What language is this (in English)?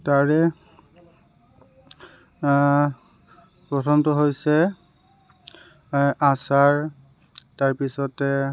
Assamese